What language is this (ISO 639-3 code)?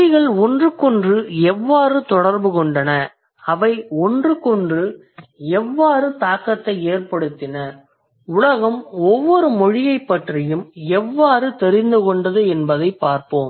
tam